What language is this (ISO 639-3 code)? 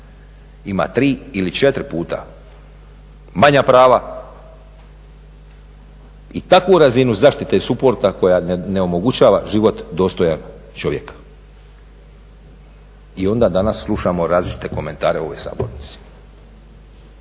hrv